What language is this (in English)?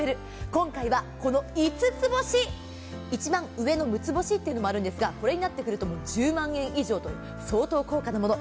Japanese